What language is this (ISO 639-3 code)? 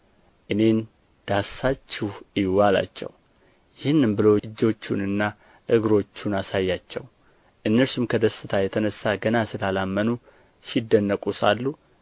amh